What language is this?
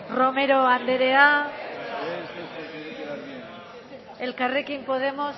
Basque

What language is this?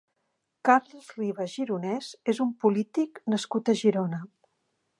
Catalan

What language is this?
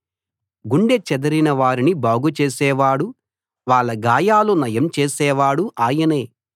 Telugu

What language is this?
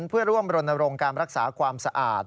Thai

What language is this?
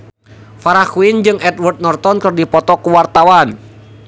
Sundanese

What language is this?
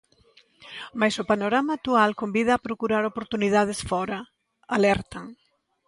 Galician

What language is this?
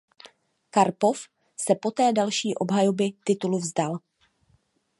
Czech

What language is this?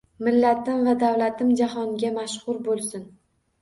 Uzbek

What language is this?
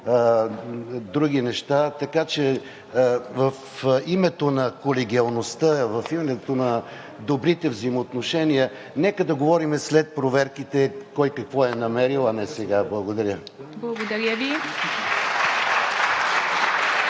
Bulgarian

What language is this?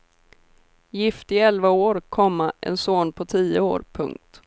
Swedish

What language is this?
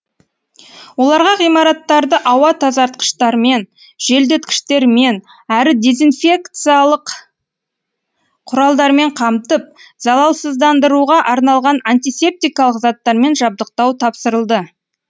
Kazakh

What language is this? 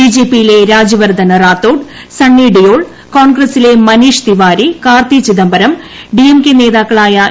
Malayalam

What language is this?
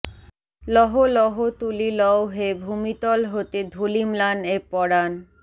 Bangla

